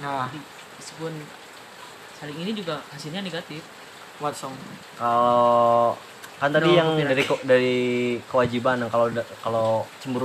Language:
Indonesian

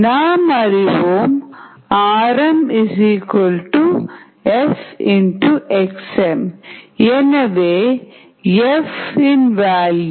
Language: Tamil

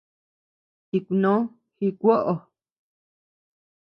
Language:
Tepeuxila Cuicatec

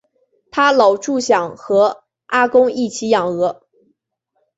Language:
Chinese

